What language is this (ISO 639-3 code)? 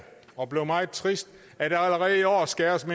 dan